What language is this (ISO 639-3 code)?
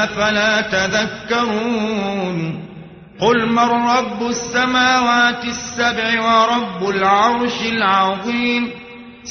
ara